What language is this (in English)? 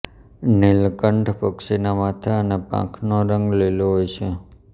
Gujarati